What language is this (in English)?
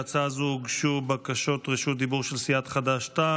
Hebrew